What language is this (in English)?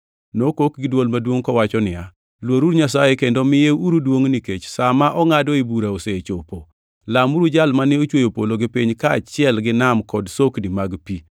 Luo (Kenya and Tanzania)